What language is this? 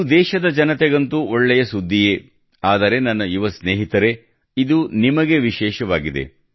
Kannada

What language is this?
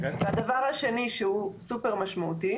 Hebrew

